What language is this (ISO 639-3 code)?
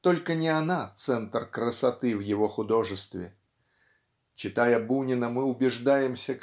rus